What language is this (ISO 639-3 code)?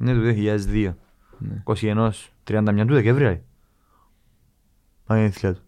ell